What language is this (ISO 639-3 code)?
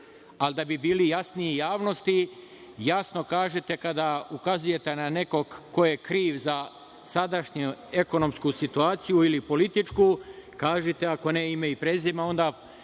srp